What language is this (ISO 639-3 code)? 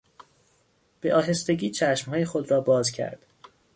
fas